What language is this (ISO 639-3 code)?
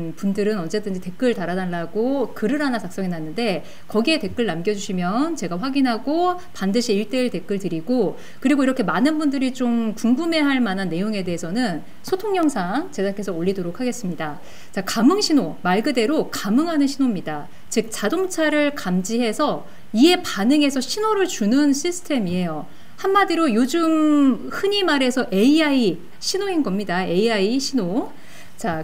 kor